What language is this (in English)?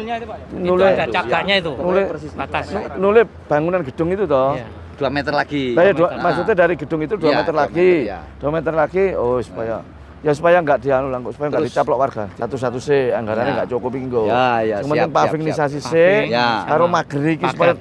Indonesian